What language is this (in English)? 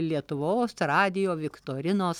Lithuanian